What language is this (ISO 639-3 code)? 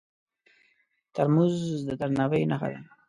pus